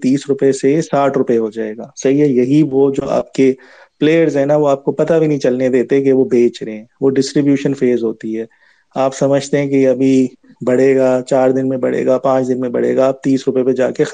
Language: Urdu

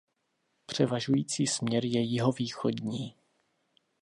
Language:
Czech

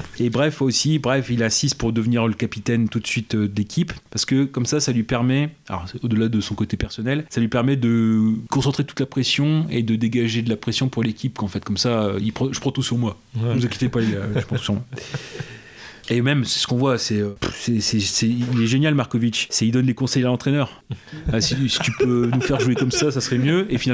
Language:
French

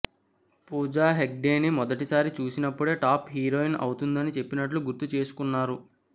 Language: Telugu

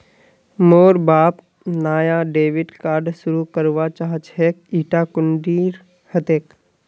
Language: Magahi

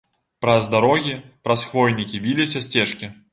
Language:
Belarusian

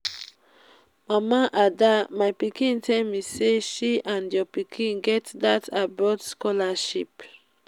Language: Nigerian Pidgin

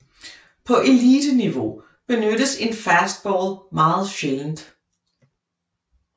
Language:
Danish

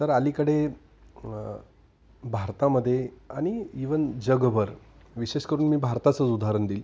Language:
Marathi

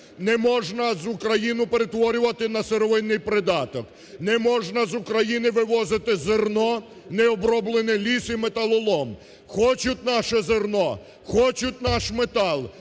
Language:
Ukrainian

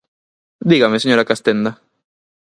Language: Galician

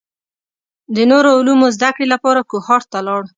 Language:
Pashto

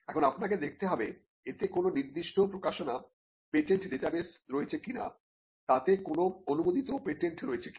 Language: Bangla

